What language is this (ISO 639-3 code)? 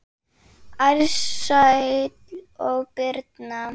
isl